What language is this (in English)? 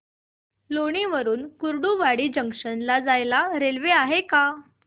Marathi